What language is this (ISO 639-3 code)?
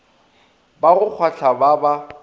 nso